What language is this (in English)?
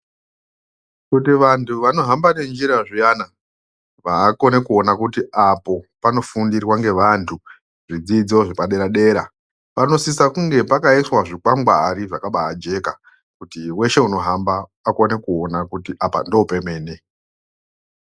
Ndau